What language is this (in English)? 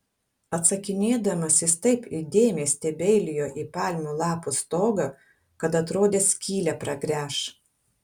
Lithuanian